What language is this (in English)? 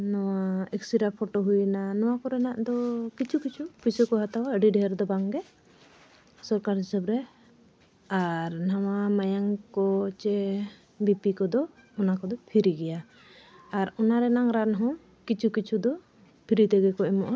Santali